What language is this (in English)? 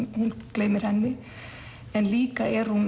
Icelandic